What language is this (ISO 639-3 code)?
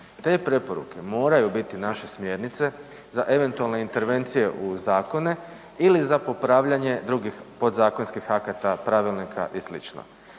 hrv